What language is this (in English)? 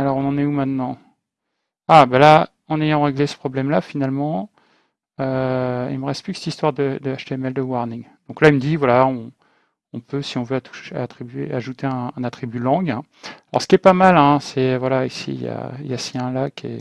French